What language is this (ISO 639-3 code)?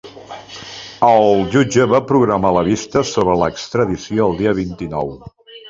cat